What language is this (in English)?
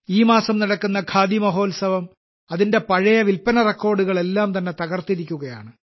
Malayalam